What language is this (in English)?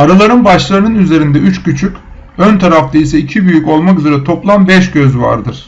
Turkish